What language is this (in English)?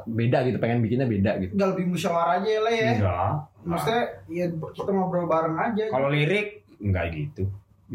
Indonesian